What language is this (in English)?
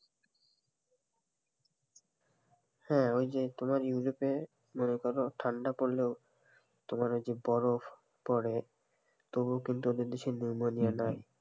Bangla